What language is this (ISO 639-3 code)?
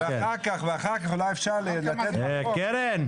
heb